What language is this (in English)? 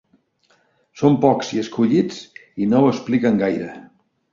Catalan